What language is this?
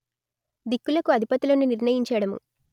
Telugu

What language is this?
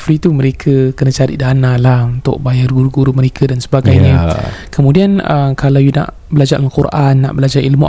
Malay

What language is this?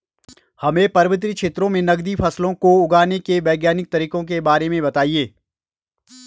Hindi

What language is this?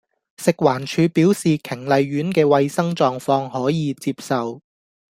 Cantonese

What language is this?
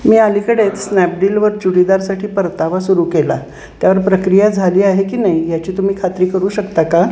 Marathi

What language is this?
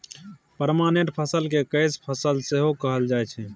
Maithili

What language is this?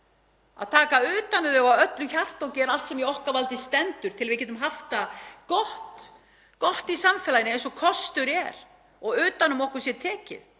Icelandic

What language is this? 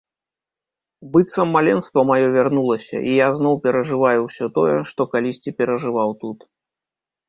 Belarusian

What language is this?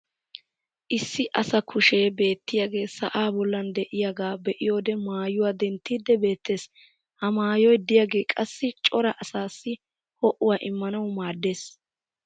Wolaytta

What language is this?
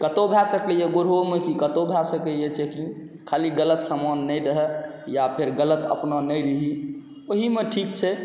Maithili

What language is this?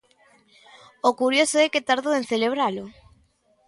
Galician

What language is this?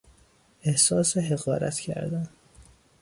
Persian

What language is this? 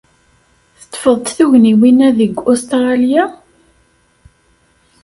Kabyle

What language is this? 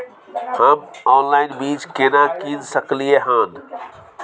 Maithili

